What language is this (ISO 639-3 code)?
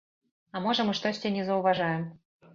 bel